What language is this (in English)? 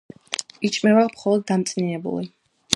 Georgian